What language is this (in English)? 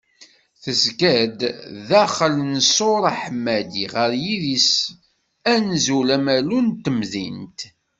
Kabyle